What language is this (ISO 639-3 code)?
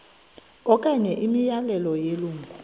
xho